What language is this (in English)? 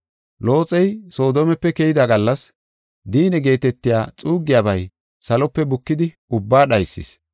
Gofa